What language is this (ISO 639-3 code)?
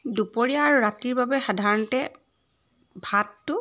asm